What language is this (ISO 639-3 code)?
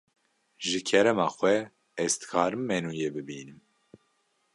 kur